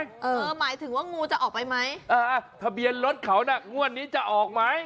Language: Thai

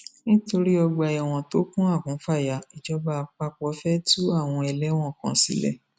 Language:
Yoruba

